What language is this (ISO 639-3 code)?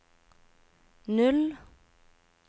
nor